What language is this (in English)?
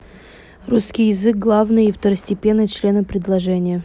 Russian